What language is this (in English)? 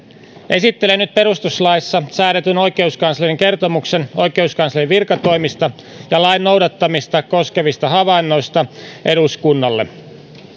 Finnish